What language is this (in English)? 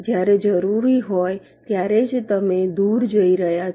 Gujarati